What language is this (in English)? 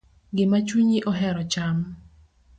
Luo (Kenya and Tanzania)